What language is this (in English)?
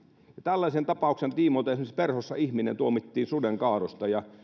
Finnish